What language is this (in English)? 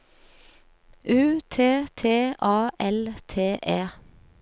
Norwegian